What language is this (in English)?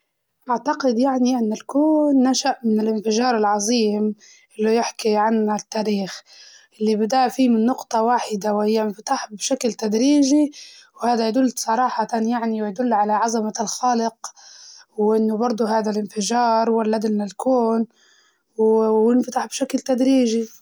Libyan Arabic